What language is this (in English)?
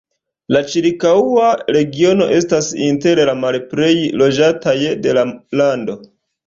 Esperanto